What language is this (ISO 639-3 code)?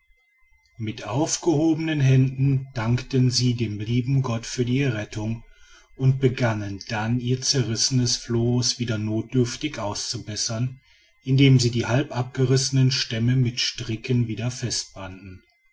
deu